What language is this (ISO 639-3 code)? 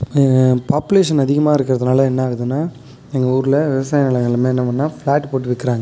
tam